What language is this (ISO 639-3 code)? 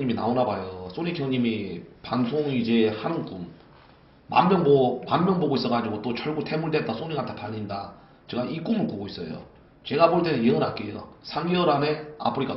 kor